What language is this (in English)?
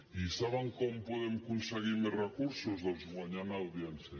Catalan